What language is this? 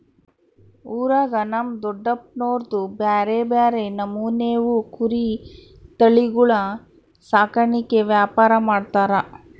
Kannada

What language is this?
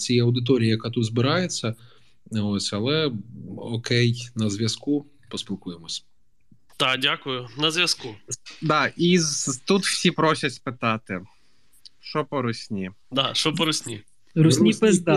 Ukrainian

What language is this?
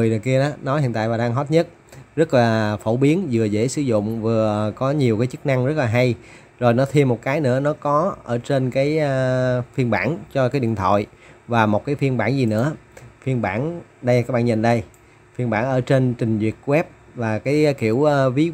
Vietnamese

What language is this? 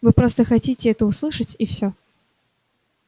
Russian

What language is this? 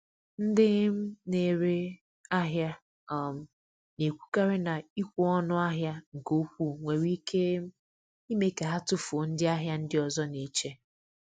Igbo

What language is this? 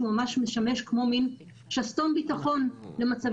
Hebrew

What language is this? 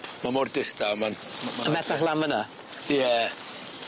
Welsh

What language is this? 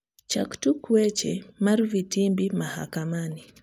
Luo (Kenya and Tanzania)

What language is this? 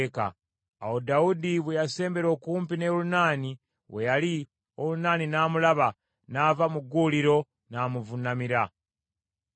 Ganda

